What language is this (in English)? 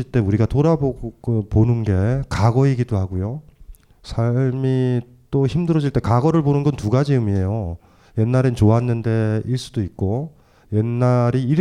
Korean